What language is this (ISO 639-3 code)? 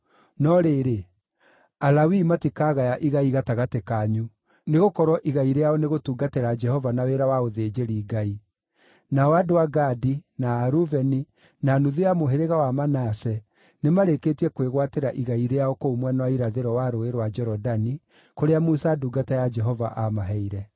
kik